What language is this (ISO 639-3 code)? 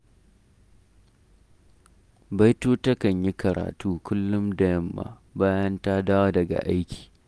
hau